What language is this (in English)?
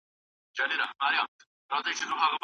Pashto